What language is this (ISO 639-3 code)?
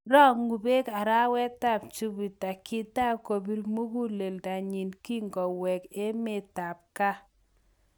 kln